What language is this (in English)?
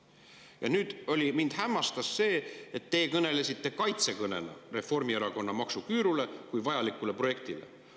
Estonian